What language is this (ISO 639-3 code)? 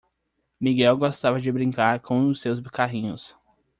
por